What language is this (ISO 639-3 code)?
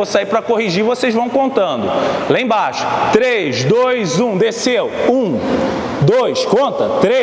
por